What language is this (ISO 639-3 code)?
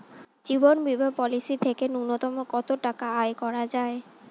ben